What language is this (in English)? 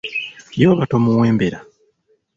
Ganda